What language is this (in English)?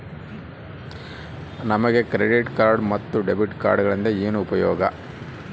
Kannada